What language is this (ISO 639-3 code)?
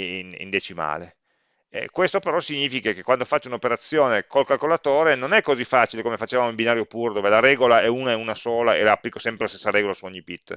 ita